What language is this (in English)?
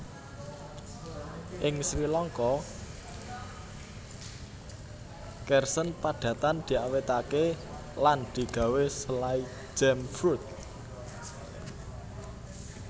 Javanese